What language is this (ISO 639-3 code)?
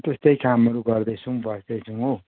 nep